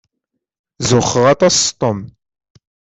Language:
Kabyle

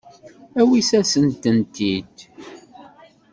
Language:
Kabyle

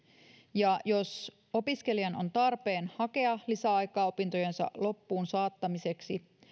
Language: Finnish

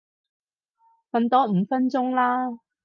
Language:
Cantonese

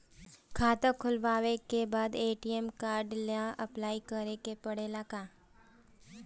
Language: Bhojpuri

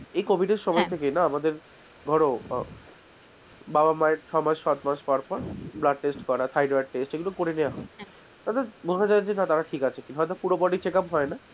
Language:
Bangla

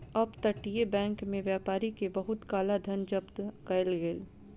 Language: Maithili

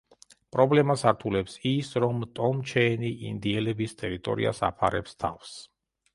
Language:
Georgian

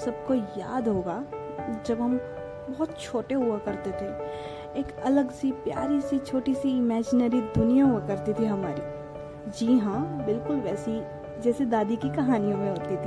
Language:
Hindi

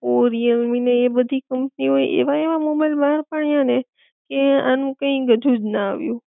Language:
Gujarati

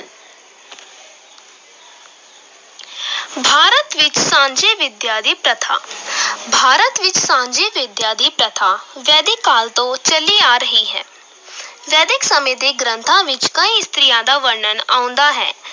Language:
Punjabi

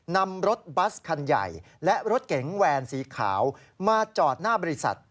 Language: Thai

